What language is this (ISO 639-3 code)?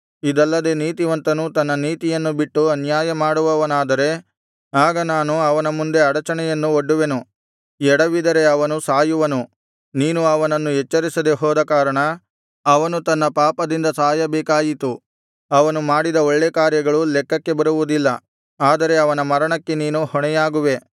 kan